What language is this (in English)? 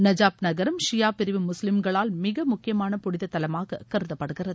Tamil